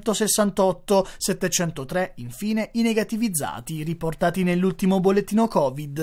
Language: Italian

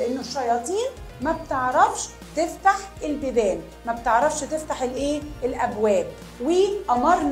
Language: Arabic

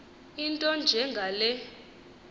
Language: Xhosa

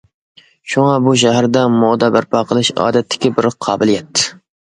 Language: Uyghur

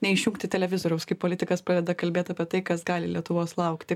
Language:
Lithuanian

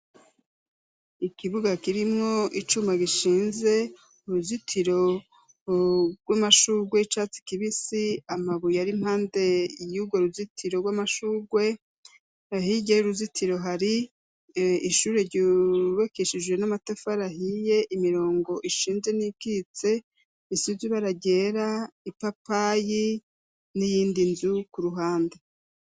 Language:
Rundi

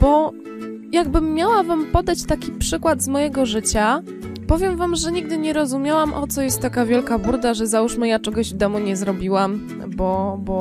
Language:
Polish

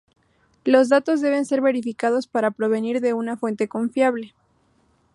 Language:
Spanish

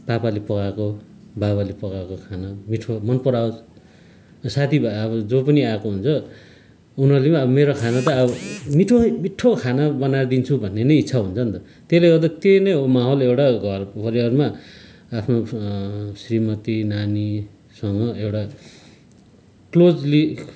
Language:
Nepali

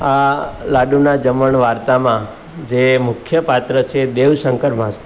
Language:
Gujarati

